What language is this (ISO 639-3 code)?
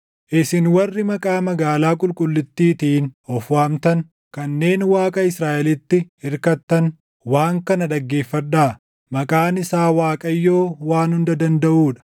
orm